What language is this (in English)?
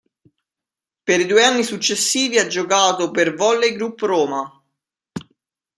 Italian